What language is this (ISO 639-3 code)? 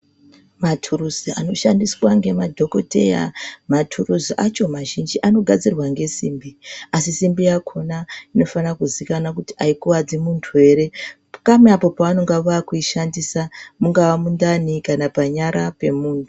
ndc